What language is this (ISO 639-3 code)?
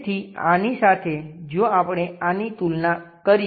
guj